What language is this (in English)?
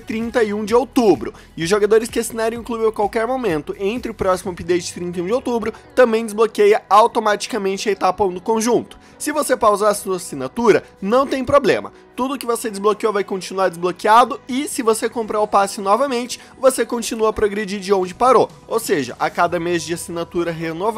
Portuguese